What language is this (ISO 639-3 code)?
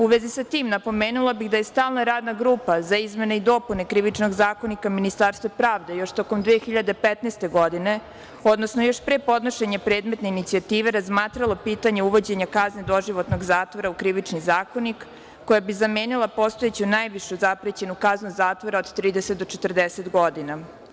srp